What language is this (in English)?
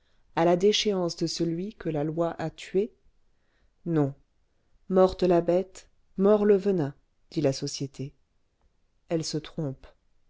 French